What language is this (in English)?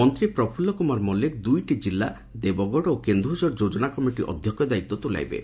Odia